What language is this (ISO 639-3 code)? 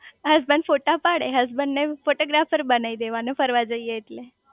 guj